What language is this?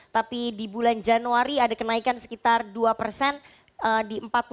Indonesian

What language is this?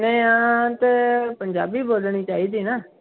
Punjabi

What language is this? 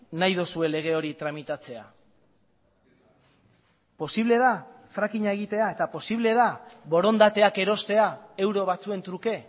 Basque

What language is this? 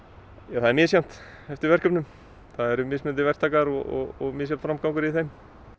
Icelandic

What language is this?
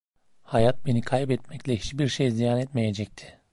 Turkish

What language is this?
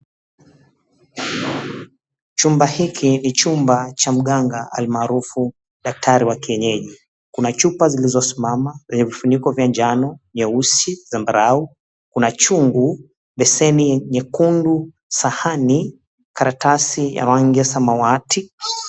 Swahili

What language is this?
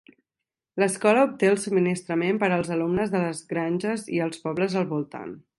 Catalan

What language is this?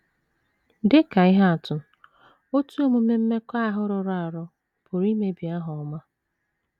Igbo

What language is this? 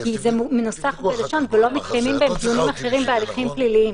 Hebrew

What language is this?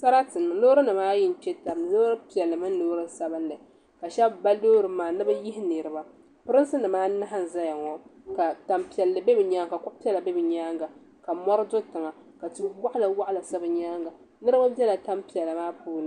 Dagbani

